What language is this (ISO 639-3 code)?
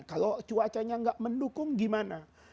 ind